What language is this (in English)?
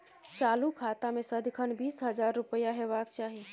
Maithili